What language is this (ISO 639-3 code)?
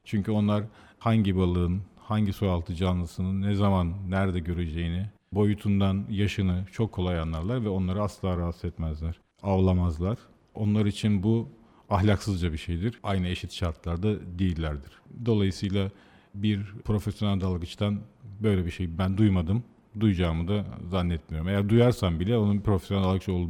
tur